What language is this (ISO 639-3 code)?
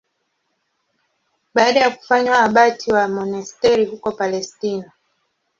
swa